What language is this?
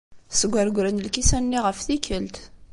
Kabyle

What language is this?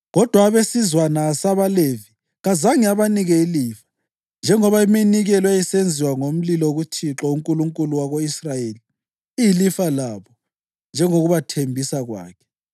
North Ndebele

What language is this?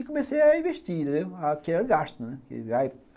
Portuguese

